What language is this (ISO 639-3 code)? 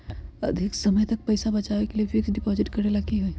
mag